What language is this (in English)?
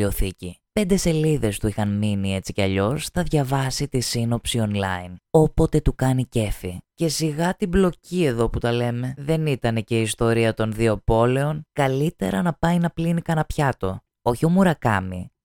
Greek